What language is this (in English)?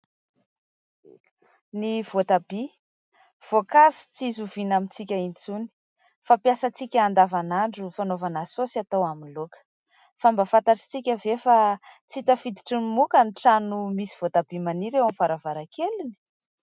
Malagasy